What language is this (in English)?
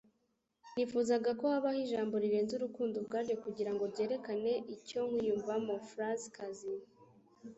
Kinyarwanda